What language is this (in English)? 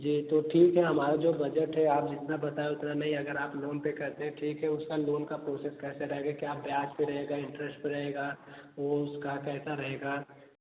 Hindi